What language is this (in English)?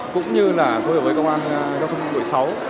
Vietnamese